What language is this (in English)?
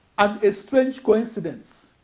English